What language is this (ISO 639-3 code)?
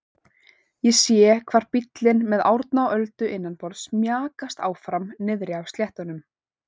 isl